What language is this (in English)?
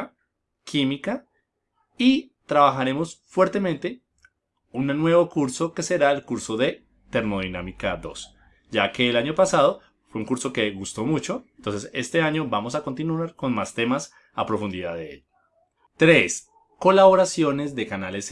Spanish